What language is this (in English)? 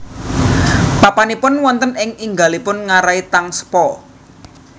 Javanese